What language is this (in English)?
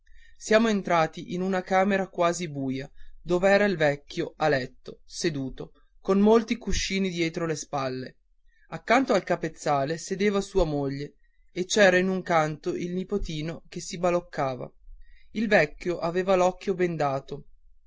Italian